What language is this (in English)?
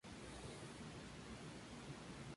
Spanish